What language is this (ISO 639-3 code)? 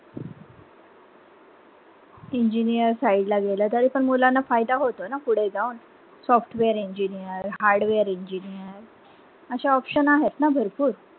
mar